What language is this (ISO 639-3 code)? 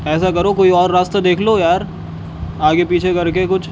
urd